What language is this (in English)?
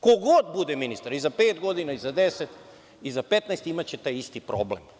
Serbian